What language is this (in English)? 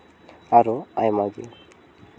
Santali